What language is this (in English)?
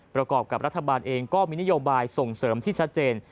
Thai